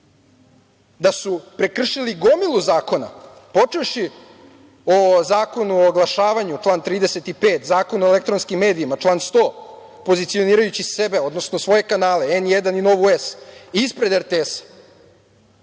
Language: Serbian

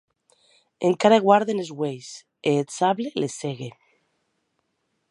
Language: Occitan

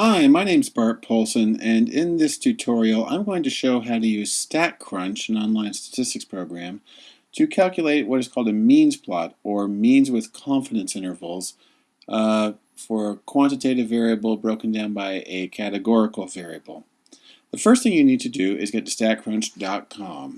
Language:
English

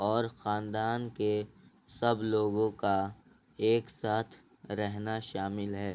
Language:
Urdu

